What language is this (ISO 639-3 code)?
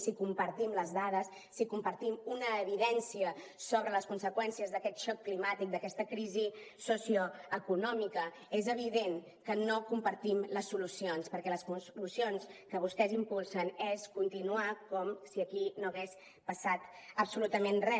cat